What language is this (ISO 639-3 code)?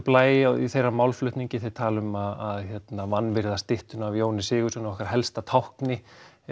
isl